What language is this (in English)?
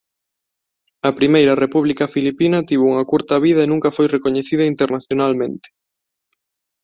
Galician